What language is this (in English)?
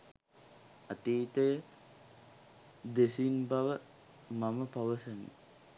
Sinhala